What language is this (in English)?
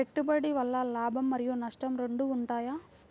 Telugu